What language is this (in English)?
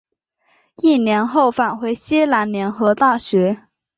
Chinese